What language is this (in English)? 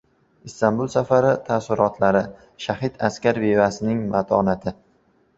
Uzbek